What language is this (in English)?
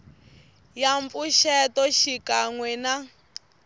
Tsonga